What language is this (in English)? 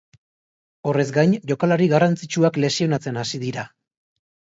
Basque